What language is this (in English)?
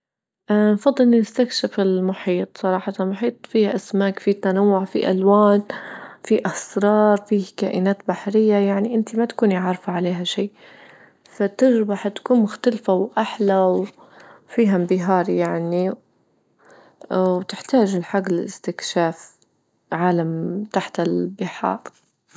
Libyan Arabic